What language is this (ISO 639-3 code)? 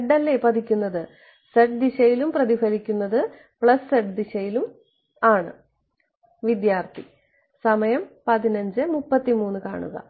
mal